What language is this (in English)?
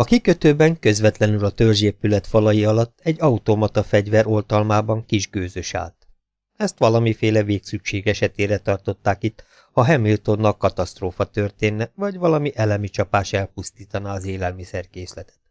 Hungarian